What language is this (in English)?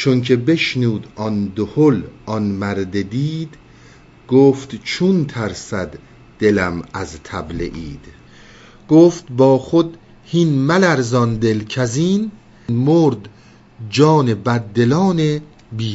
Persian